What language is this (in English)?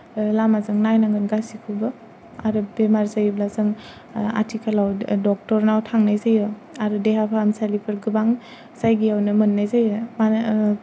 Bodo